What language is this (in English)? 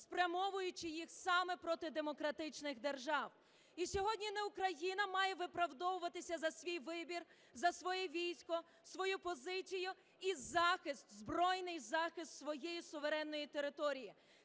Ukrainian